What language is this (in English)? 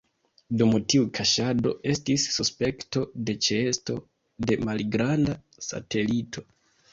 Esperanto